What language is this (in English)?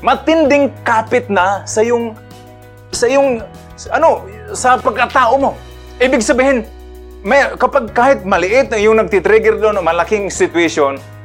Filipino